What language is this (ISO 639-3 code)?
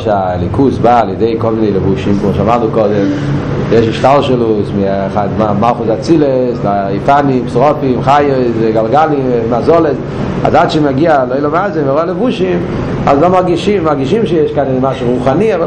heb